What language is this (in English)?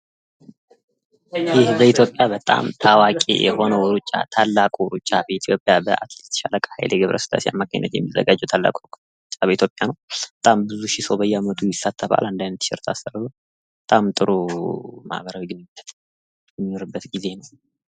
Amharic